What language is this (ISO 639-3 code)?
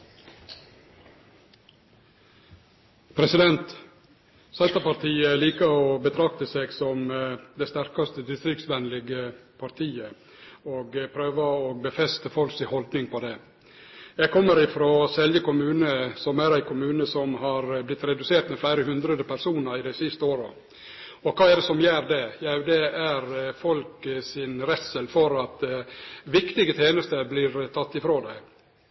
nno